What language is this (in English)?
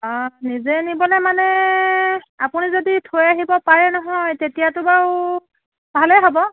Assamese